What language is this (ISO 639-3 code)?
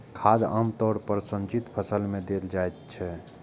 mai